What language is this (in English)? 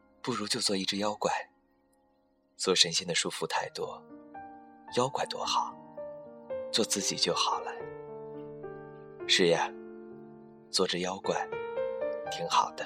Chinese